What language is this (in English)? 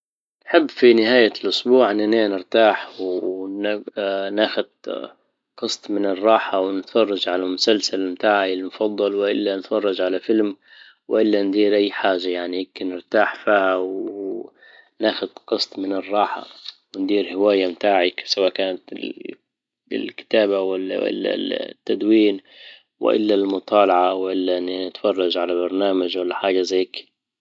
Libyan Arabic